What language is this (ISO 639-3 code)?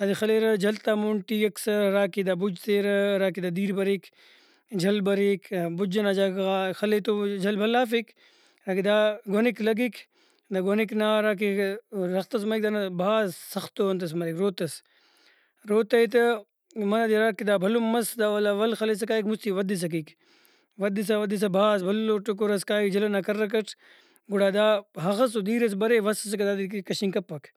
brh